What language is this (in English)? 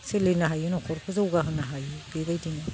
Bodo